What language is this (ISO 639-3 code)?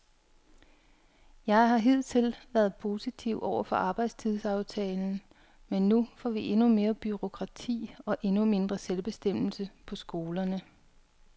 dan